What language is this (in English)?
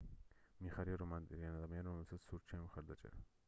Georgian